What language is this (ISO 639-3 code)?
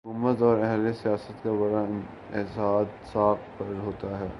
urd